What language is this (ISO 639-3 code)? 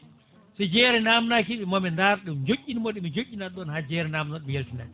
ful